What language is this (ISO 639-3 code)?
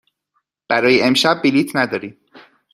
fas